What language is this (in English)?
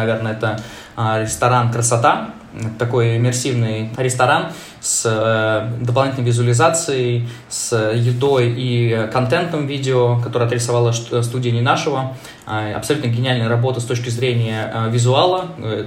Russian